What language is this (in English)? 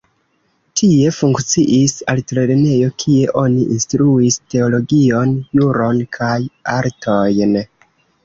Esperanto